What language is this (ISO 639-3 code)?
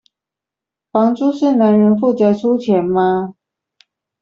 zho